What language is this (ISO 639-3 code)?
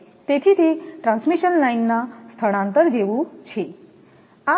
guj